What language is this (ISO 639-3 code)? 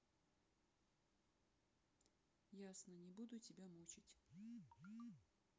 rus